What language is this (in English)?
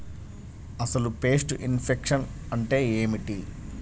Telugu